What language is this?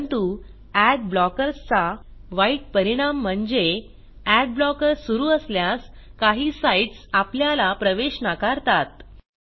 Marathi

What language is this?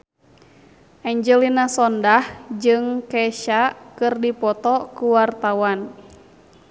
Sundanese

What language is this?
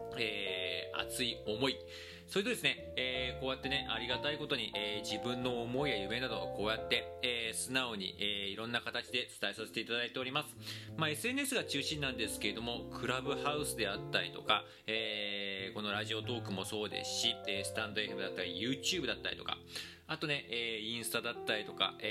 Japanese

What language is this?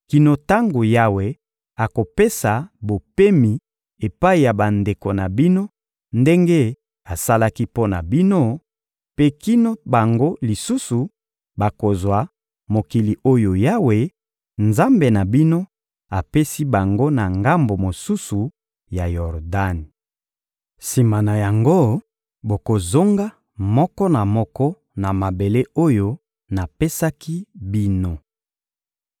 Lingala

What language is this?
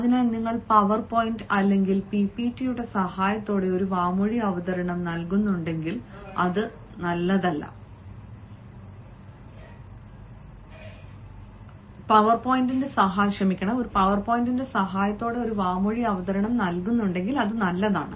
Malayalam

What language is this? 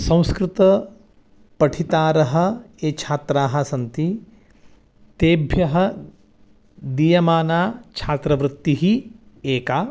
Sanskrit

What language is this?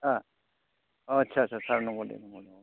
Bodo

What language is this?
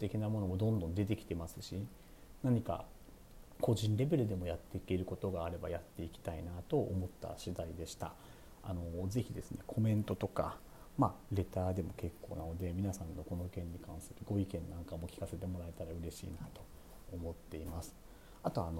Japanese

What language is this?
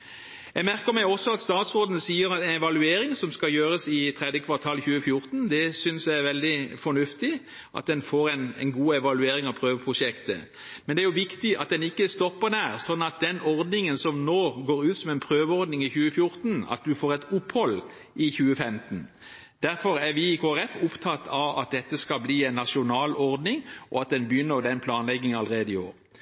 Norwegian Bokmål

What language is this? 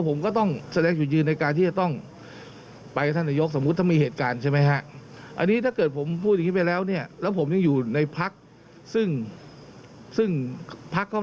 Thai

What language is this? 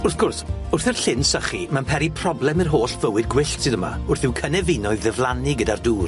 Welsh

